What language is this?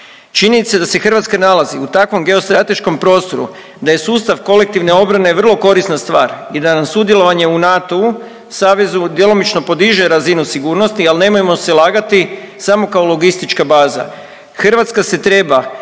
Croatian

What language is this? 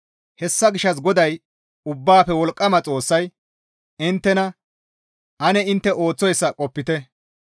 Gamo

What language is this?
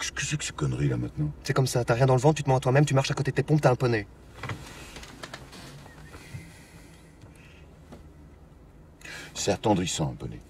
French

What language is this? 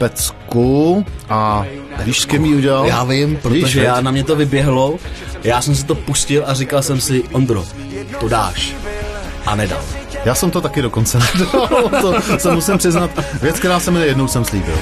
Czech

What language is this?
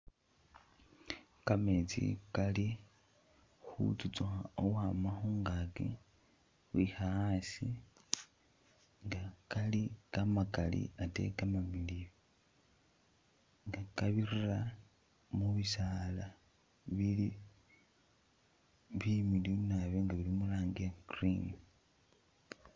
Masaaba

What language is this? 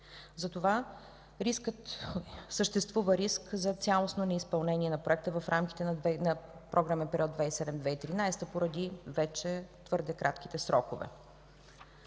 Bulgarian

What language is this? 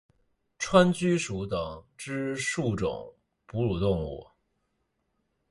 Chinese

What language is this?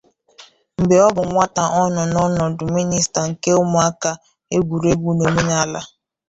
Igbo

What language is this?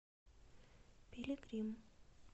Russian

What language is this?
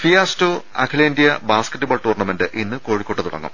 Malayalam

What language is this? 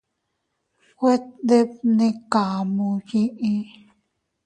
Teutila Cuicatec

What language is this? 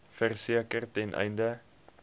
Afrikaans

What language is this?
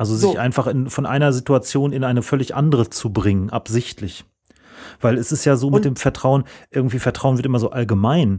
German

